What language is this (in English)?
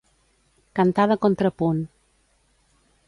Catalan